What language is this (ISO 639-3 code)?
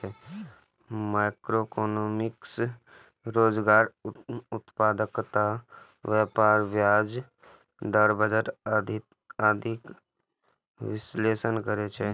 mai